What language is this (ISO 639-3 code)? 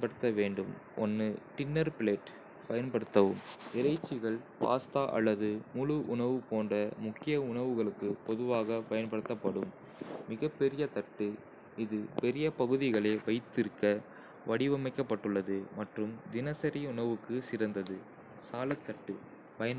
kfe